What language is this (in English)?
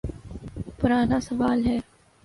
Urdu